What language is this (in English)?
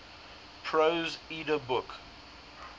English